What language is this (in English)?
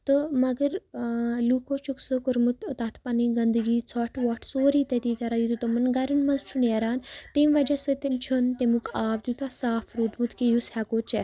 Kashmiri